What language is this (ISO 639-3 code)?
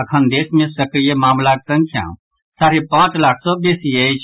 mai